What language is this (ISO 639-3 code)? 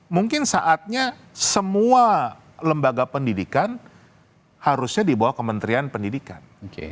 ind